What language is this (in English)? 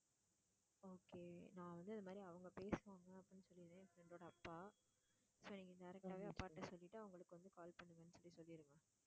Tamil